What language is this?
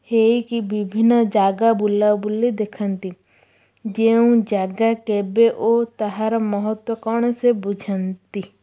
Odia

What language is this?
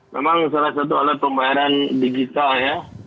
Indonesian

